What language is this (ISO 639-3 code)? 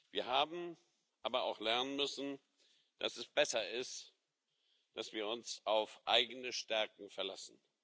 deu